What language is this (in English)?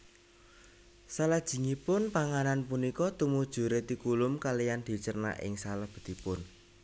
Javanese